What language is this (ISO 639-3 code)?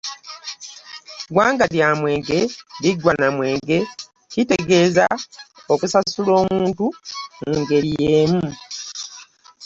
lug